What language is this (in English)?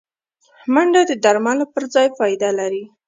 Pashto